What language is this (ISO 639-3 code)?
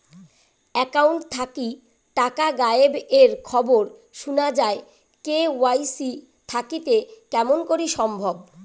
ben